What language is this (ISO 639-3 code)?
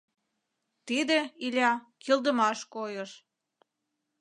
chm